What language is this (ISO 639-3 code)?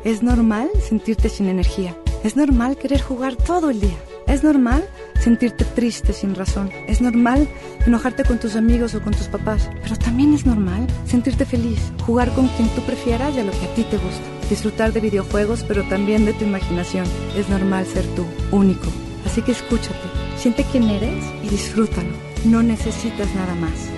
spa